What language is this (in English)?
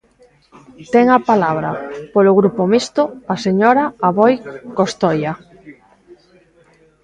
Galician